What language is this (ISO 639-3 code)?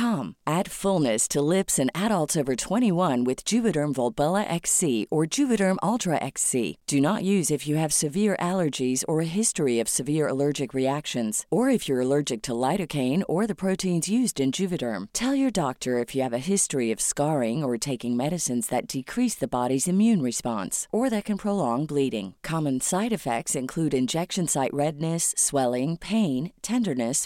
fas